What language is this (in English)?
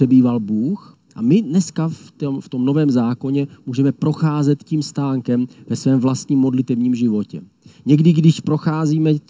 Czech